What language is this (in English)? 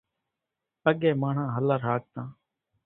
Kachi Koli